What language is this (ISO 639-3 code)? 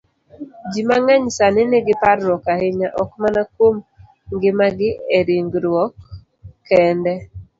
luo